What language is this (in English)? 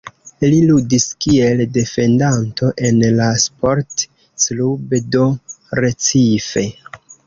Esperanto